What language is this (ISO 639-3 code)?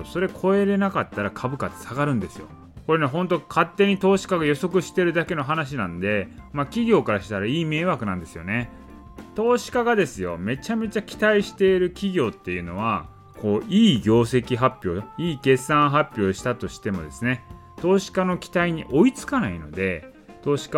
jpn